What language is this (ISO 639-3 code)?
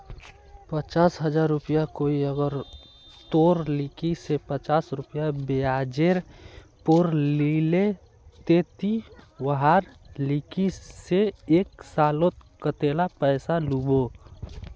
mag